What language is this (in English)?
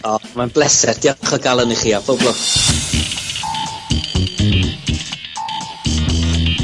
Welsh